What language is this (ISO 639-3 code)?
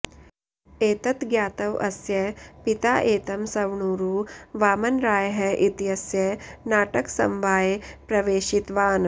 san